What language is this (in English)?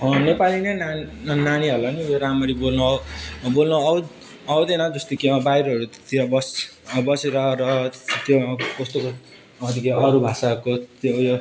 Nepali